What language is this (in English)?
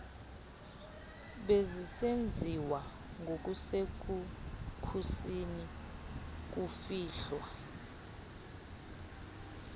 Xhosa